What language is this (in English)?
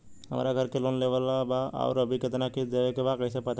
Bhojpuri